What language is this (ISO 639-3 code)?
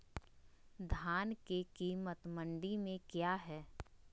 mag